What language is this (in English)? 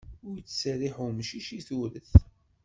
Kabyle